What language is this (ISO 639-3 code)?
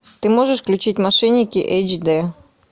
rus